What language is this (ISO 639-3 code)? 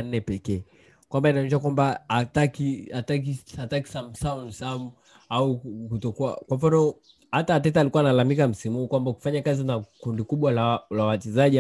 swa